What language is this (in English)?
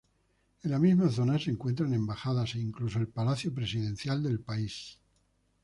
Spanish